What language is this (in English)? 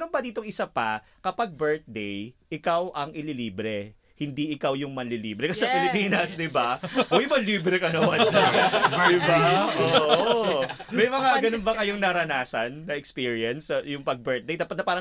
Filipino